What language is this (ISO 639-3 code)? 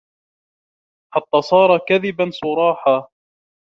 ara